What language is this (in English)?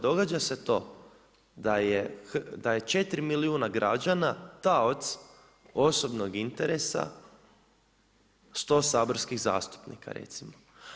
Croatian